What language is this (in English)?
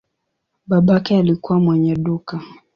Swahili